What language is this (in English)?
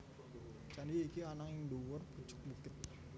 Javanese